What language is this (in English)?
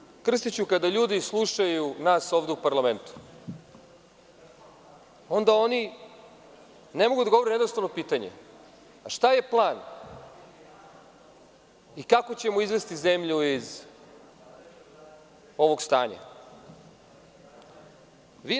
Serbian